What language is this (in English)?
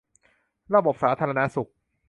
Thai